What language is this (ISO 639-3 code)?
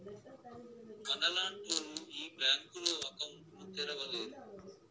tel